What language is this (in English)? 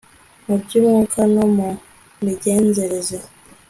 Kinyarwanda